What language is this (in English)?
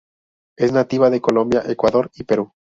Spanish